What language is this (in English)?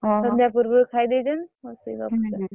Odia